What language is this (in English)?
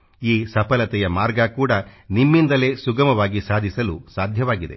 Kannada